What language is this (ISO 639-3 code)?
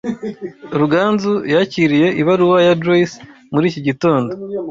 kin